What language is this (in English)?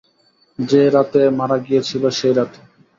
Bangla